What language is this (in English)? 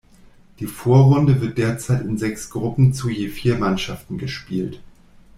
German